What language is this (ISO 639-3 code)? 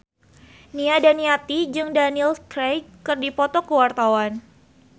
sun